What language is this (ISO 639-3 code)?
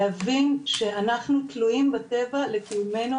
heb